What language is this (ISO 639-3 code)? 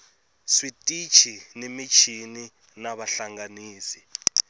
tso